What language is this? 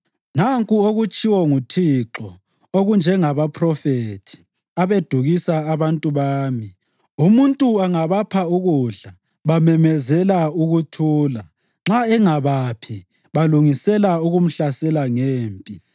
North Ndebele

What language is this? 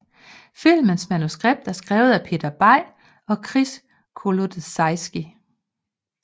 Danish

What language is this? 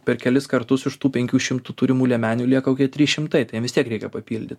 Lithuanian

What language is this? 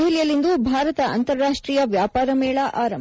Kannada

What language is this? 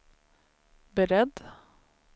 Swedish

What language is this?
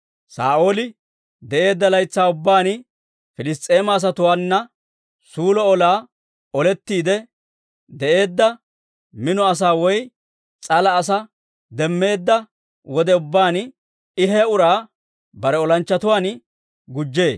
Dawro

